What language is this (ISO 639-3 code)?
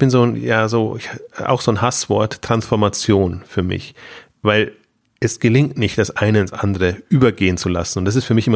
deu